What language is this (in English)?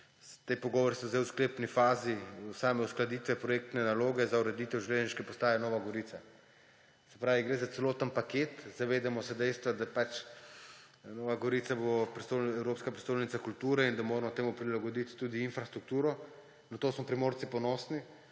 Slovenian